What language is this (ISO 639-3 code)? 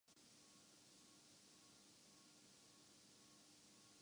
urd